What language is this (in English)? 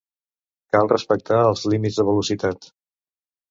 Catalan